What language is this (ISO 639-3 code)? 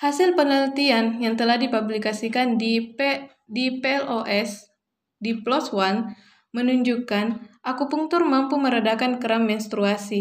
ind